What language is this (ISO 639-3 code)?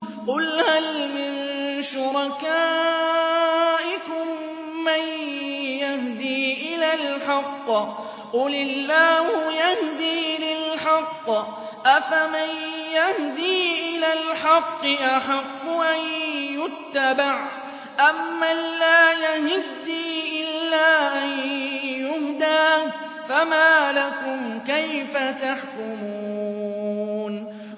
ara